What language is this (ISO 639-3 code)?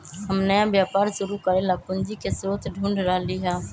mag